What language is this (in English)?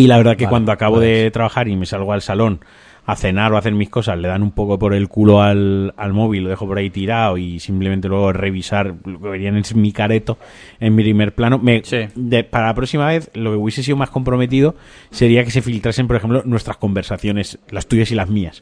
Spanish